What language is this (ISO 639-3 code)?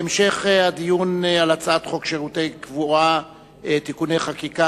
heb